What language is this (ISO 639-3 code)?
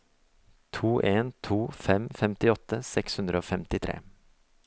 nor